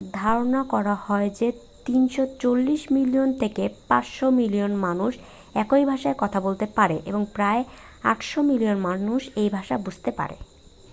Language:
Bangla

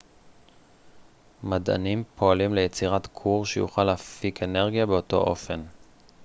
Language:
Hebrew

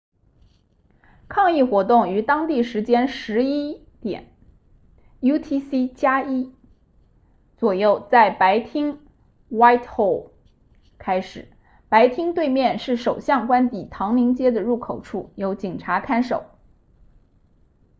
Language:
Chinese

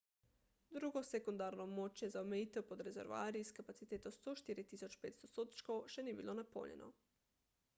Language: Slovenian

